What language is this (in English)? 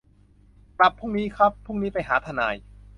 Thai